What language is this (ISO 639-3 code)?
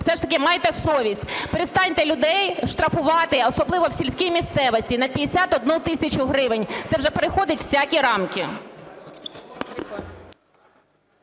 ukr